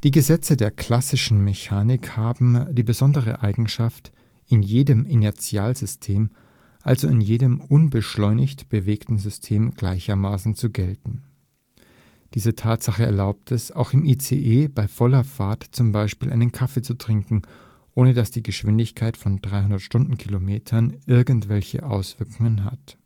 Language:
German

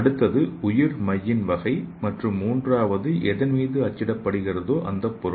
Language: Tamil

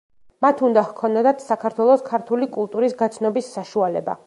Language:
Georgian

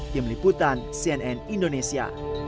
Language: Indonesian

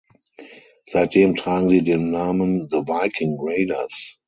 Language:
German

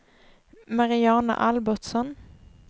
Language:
Swedish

